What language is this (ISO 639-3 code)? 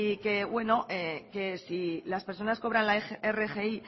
spa